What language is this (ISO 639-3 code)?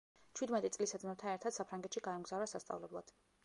kat